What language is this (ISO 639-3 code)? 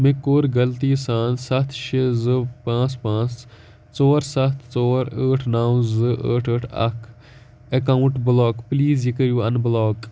kas